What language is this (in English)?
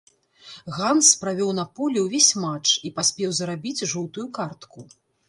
Belarusian